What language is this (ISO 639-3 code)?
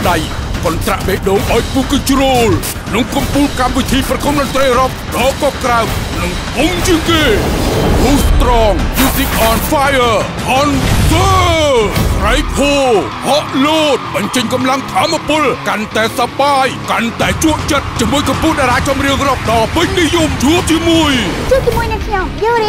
tha